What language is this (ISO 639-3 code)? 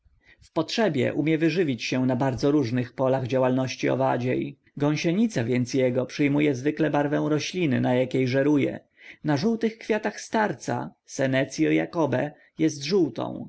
pol